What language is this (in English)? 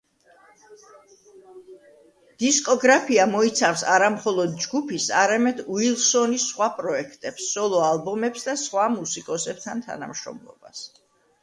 Georgian